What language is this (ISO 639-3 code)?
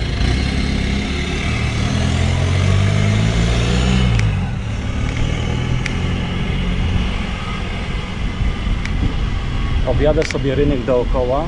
pol